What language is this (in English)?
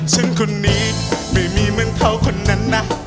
Thai